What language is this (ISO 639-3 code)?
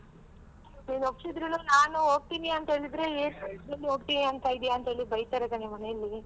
kan